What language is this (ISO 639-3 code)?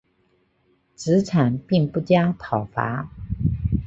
zho